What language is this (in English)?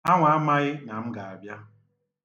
Igbo